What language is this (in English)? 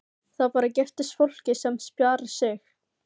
Icelandic